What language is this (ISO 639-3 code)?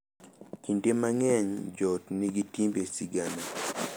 luo